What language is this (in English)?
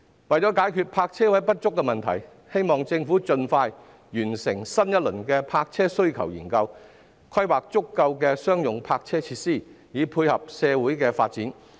Cantonese